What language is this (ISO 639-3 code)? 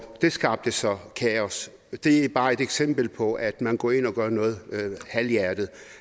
dan